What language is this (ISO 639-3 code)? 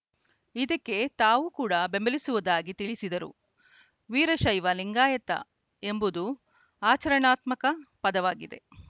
kan